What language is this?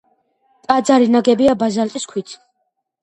Georgian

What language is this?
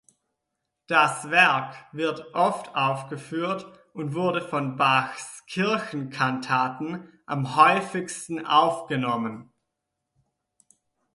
German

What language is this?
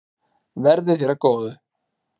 Icelandic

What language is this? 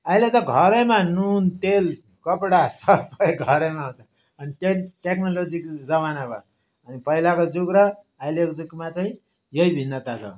Nepali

